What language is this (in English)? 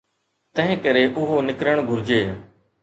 Sindhi